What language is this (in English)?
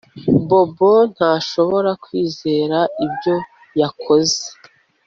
Kinyarwanda